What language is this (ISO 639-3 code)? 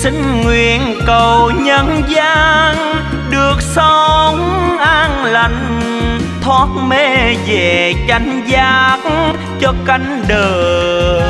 vie